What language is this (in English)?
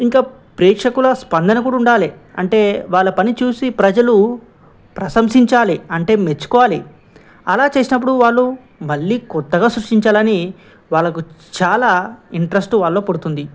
Telugu